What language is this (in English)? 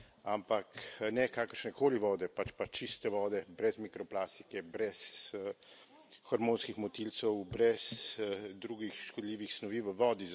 Slovenian